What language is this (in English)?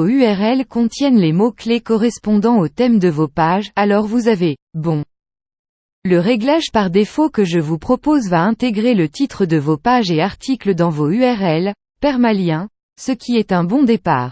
French